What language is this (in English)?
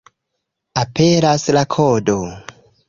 Esperanto